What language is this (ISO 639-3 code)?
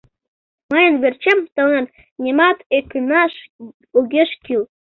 chm